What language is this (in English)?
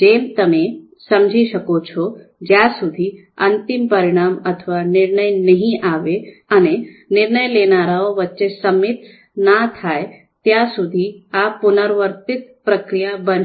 Gujarati